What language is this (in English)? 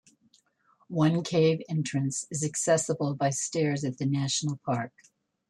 English